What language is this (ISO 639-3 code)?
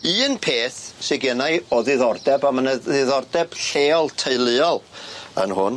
cym